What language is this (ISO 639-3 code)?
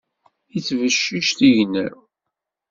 kab